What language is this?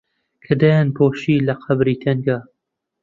Central Kurdish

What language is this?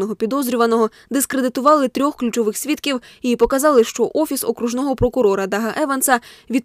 Ukrainian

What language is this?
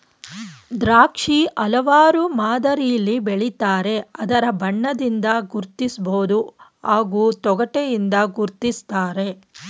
Kannada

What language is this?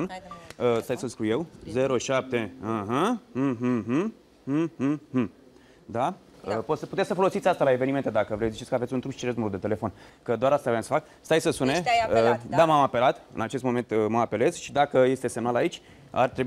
Romanian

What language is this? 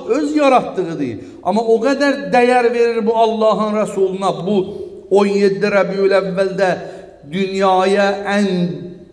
Turkish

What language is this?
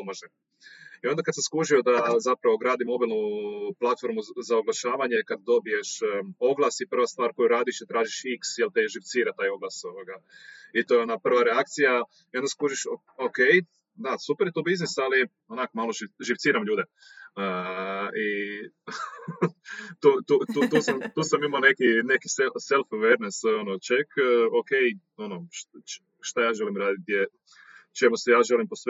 Croatian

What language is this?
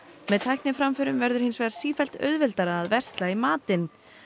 Icelandic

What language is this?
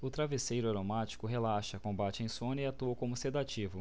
Portuguese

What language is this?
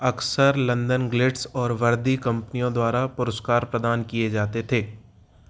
Hindi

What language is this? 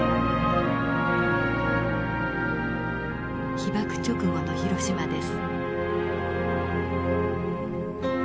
Japanese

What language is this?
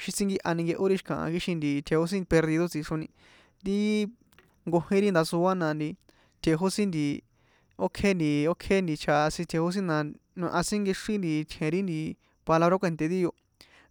San Juan Atzingo Popoloca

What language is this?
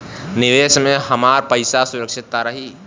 Bhojpuri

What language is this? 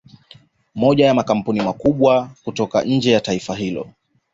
Swahili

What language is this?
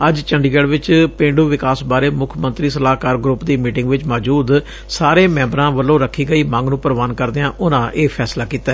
Punjabi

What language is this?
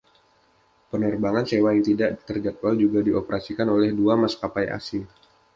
Indonesian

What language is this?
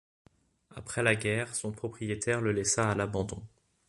French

